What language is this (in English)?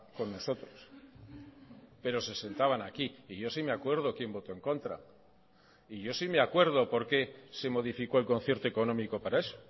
Spanish